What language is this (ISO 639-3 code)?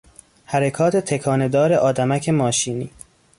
fas